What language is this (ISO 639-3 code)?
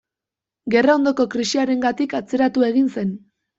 eus